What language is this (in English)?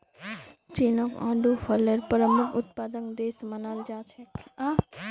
Magahi